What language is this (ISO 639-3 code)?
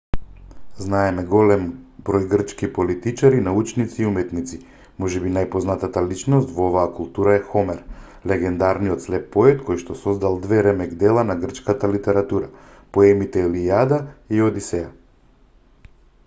mkd